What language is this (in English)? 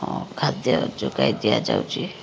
Odia